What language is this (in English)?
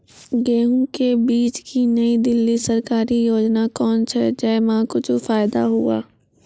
Maithili